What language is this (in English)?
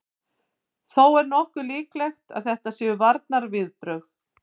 Icelandic